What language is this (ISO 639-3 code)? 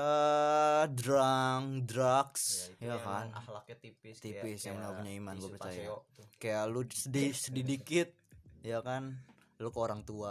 ind